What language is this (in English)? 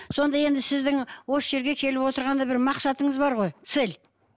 Kazakh